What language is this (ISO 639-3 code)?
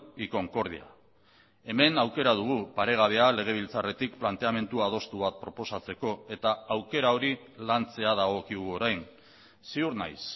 eus